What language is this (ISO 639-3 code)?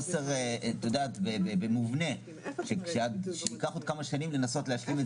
heb